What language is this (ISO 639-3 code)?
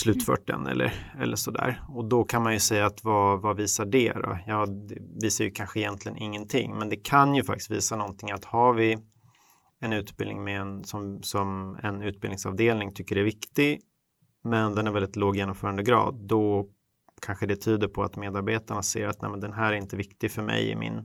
swe